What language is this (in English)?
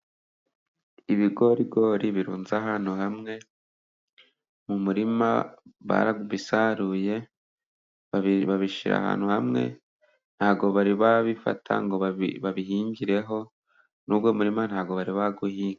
Kinyarwanda